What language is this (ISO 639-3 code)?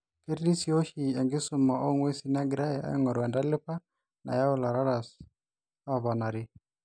mas